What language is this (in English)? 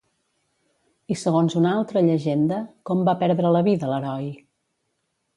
Catalan